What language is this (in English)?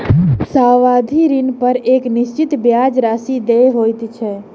Maithili